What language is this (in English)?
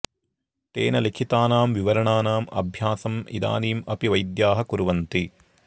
Sanskrit